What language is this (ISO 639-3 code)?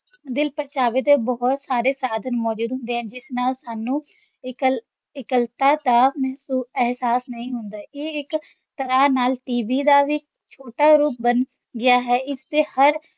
pan